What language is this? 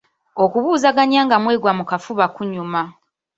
Ganda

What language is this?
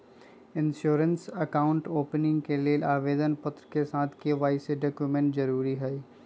Magahi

